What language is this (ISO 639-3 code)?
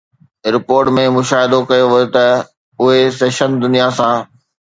snd